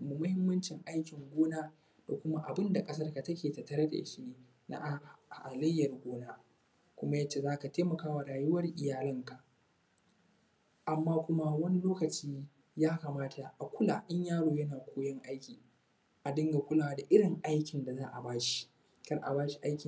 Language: Hausa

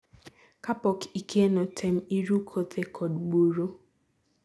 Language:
Luo (Kenya and Tanzania)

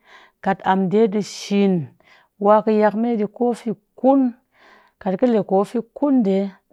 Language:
Cakfem-Mushere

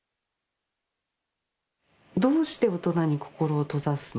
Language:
Japanese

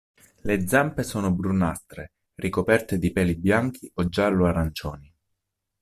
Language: Italian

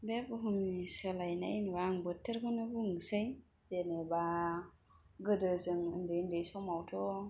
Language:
Bodo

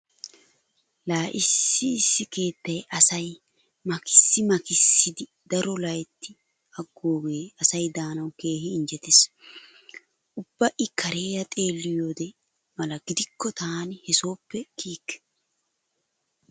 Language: Wolaytta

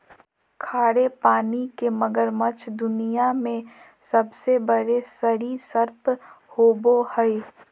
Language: Magahi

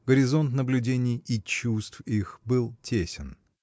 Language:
Russian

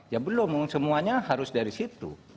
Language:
Indonesian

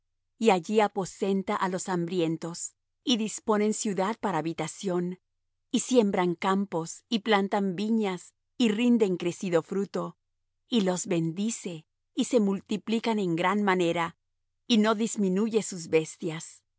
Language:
Spanish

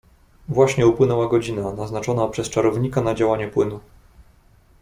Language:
Polish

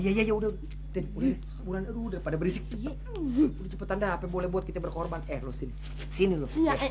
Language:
Indonesian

